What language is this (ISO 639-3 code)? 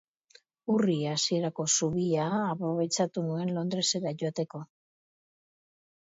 eus